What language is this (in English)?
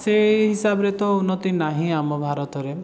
Odia